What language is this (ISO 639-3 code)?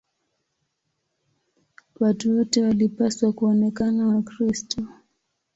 swa